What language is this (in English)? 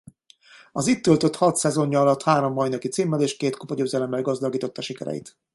Hungarian